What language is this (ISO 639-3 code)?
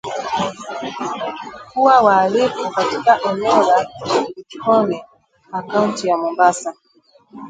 swa